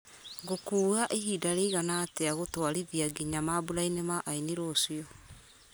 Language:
Kikuyu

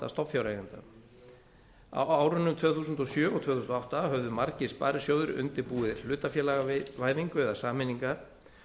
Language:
Icelandic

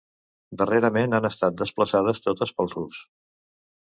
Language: Catalan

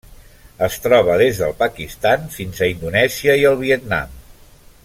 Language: Catalan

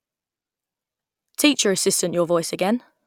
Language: English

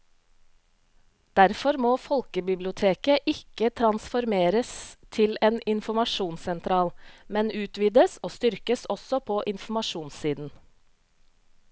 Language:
Norwegian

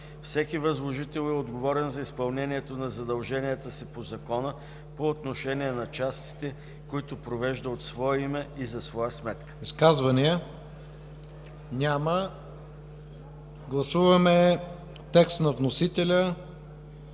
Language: Bulgarian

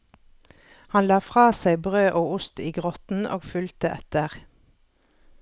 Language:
Norwegian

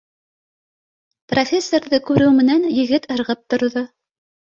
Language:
Bashkir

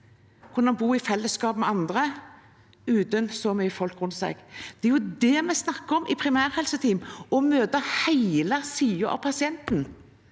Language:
Norwegian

